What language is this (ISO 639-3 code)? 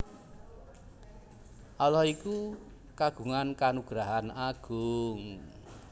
jav